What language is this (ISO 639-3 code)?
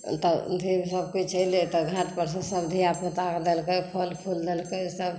mai